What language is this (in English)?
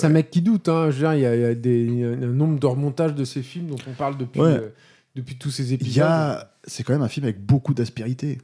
French